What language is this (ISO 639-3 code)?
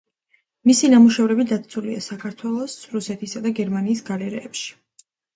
kat